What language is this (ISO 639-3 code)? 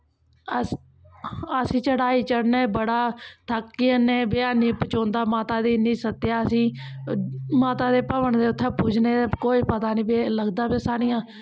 doi